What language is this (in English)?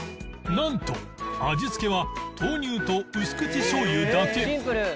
Japanese